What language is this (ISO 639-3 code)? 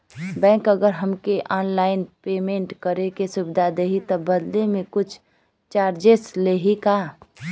bho